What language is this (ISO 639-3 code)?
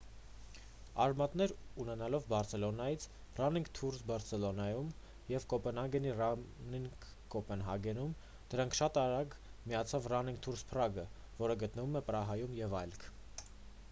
hye